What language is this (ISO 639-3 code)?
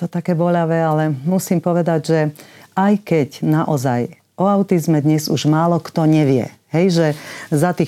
slk